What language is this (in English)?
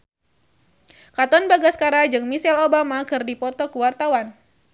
Sundanese